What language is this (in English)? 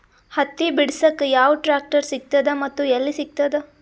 Kannada